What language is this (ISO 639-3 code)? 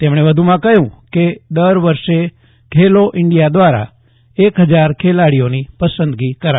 guj